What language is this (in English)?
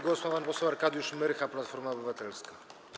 Polish